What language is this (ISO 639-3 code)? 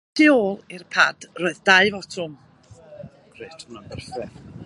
cym